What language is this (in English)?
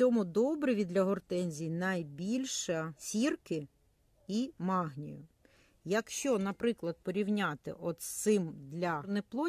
Ukrainian